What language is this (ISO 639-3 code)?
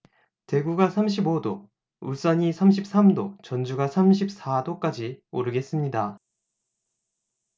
kor